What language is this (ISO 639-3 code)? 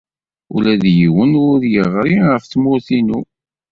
kab